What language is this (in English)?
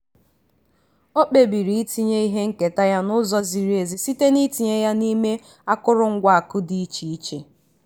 Igbo